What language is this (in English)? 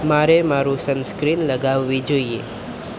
Gujarati